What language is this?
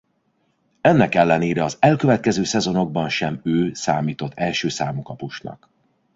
Hungarian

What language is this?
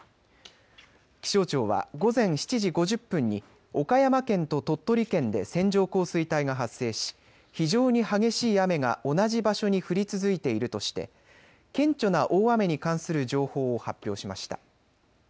Japanese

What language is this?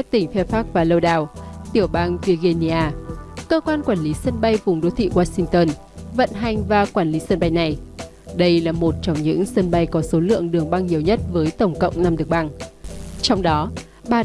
Vietnamese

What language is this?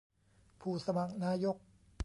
Thai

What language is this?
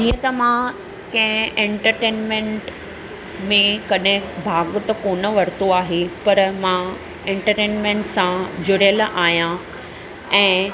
Sindhi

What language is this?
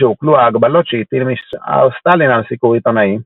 Hebrew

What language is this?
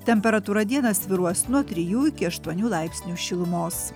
Lithuanian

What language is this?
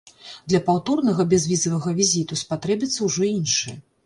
Belarusian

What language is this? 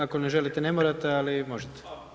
Croatian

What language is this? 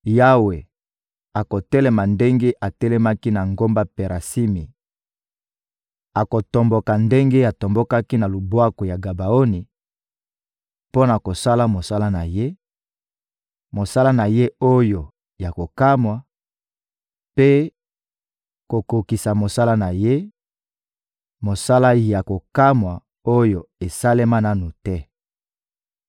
Lingala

